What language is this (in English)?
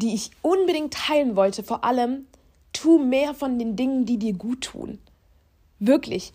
German